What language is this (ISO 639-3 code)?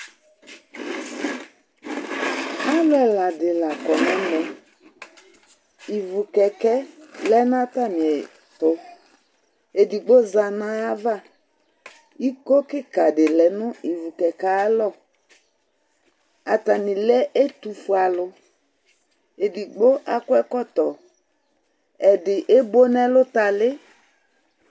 kpo